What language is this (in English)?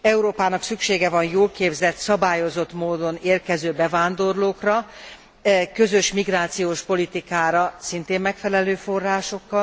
Hungarian